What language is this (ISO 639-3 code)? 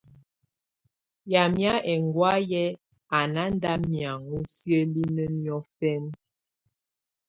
tvu